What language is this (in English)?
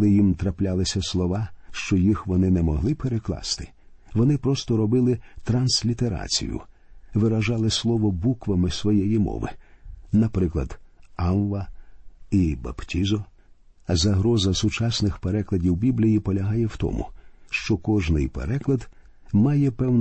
Ukrainian